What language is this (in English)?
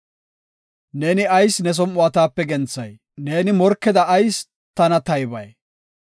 Gofa